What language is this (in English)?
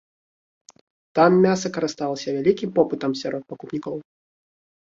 Belarusian